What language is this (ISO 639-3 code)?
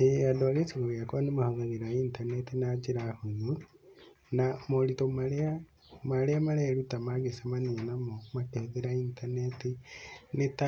kik